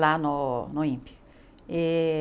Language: Portuguese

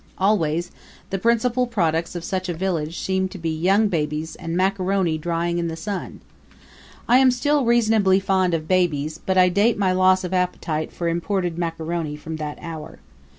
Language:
English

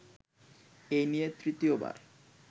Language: Bangla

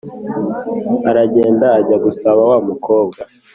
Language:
Kinyarwanda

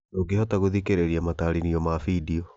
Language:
Kikuyu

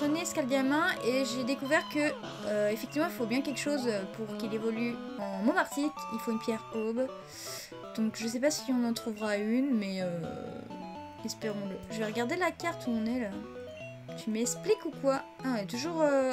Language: French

